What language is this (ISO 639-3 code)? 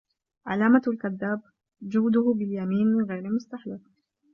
ara